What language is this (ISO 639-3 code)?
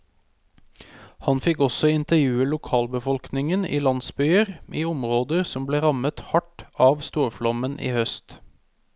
nor